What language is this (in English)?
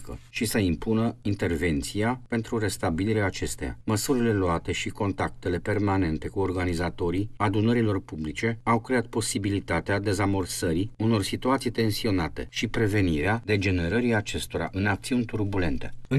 Romanian